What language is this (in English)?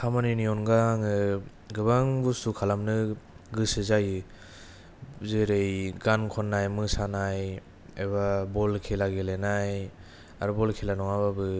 Bodo